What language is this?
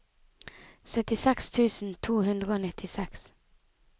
Norwegian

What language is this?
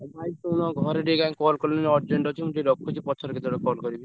Odia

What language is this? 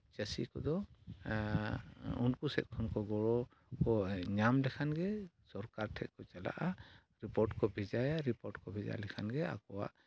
Santali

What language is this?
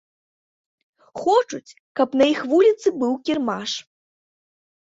Belarusian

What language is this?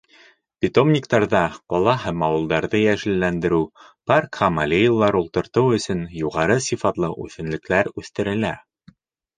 Bashkir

